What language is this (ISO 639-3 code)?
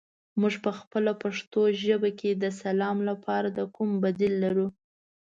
pus